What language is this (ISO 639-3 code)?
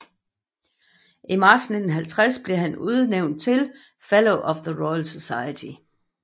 dan